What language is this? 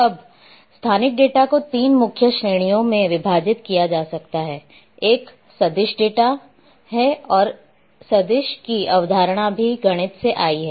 Hindi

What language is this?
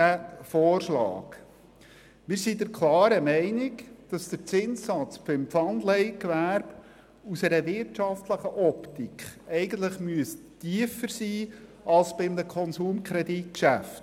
Swiss German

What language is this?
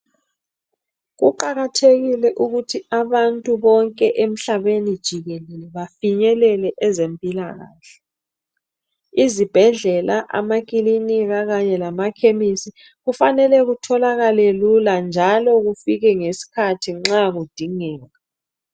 North Ndebele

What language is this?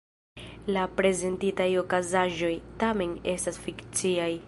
Esperanto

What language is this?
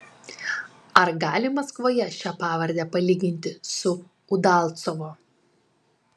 Lithuanian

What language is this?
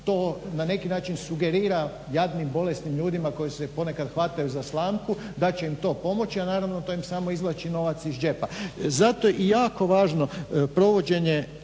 Croatian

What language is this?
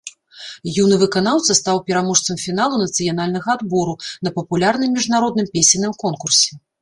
Belarusian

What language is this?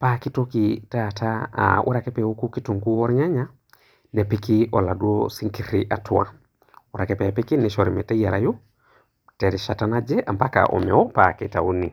Masai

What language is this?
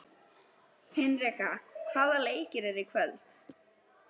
Icelandic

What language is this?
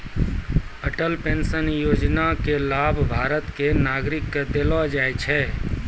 Maithili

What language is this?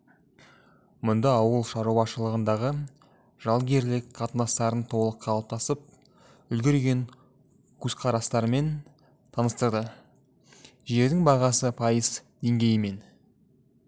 Kazakh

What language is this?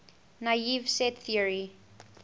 English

